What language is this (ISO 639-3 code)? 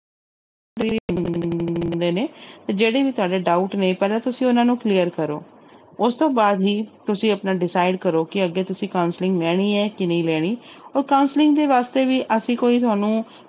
pan